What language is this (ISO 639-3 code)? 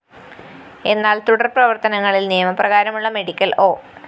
mal